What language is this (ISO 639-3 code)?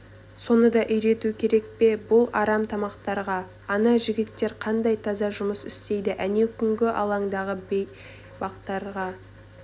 kaz